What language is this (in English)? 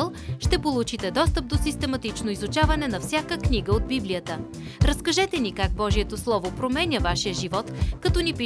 Bulgarian